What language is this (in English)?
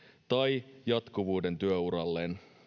Finnish